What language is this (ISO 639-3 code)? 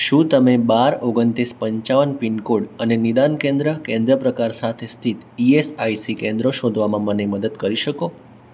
guj